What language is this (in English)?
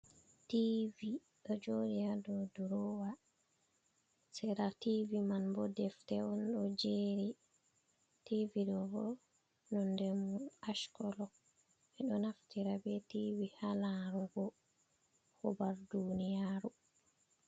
Fula